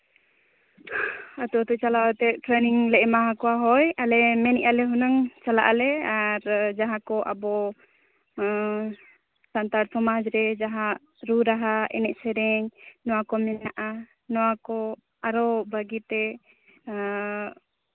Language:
Santali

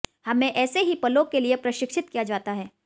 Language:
Hindi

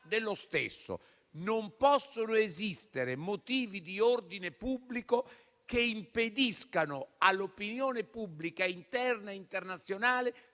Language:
Italian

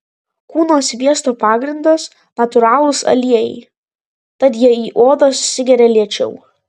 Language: Lithuanian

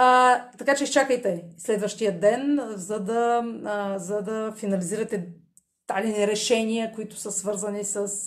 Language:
Bulgarian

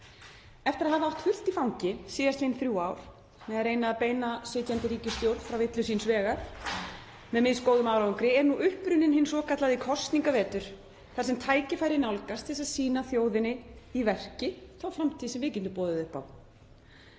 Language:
Icelandic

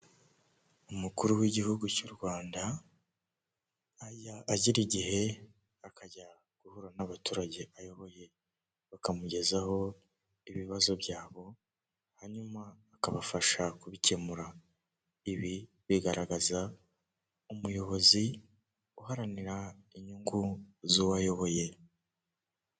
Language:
Kinyarwanda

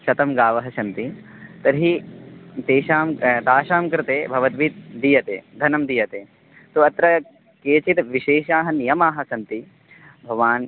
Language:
Sanskrit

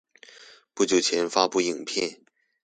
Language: Chinese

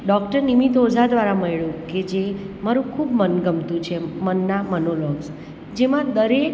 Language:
Gujarati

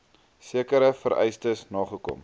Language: Afrikaans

